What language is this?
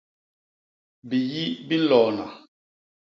Basaa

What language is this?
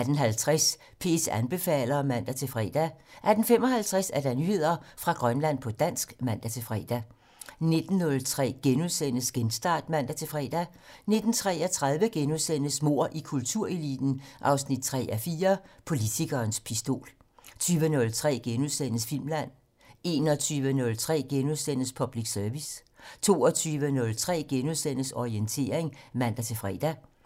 Danish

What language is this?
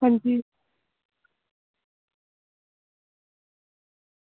Dogri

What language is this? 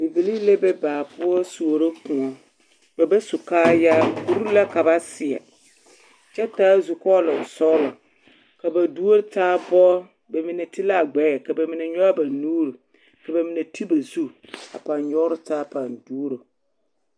Southern Dagaare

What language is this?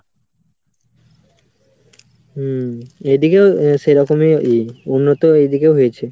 Bangla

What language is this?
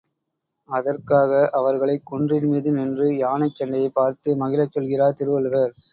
Tamil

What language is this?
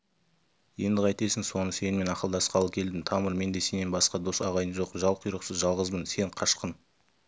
Kazakh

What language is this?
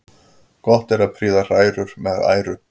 Icelandic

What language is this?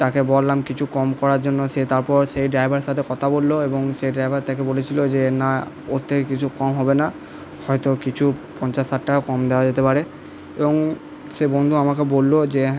Bangla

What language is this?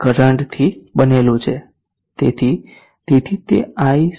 Gujarati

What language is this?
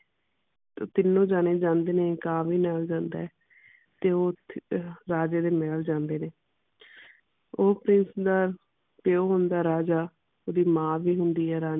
Punjabi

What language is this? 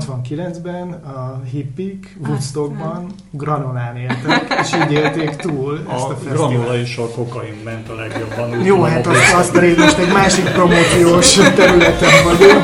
Hungarian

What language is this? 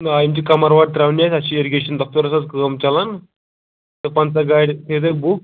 Kashmiri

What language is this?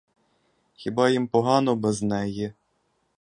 Ukrainian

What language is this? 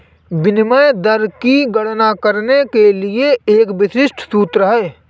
Hindi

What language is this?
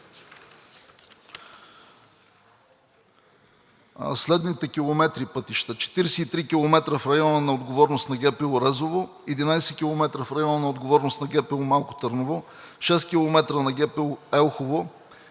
Bulgarian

